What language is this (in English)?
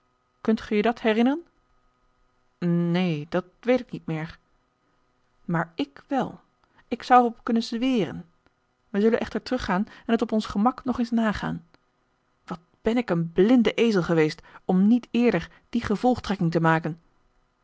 Dutch